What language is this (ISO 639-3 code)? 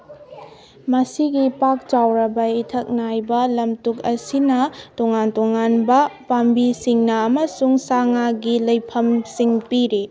mni